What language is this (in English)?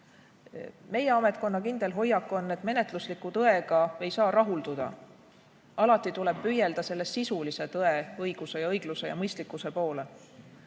Estonian